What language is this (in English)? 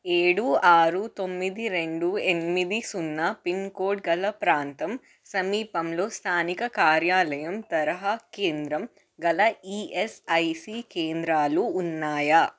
Telugu